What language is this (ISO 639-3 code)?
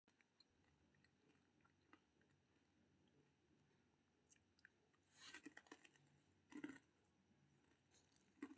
mai